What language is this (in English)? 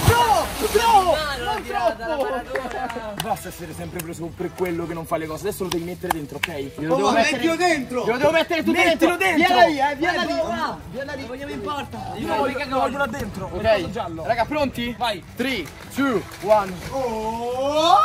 Italian